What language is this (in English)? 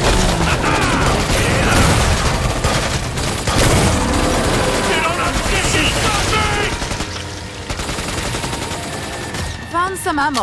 English